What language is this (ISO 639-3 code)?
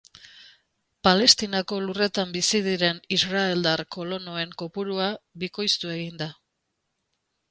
eus